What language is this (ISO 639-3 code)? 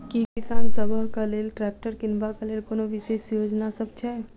mai